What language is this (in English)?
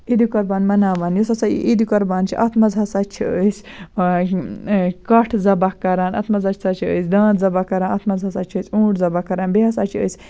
Kashmiri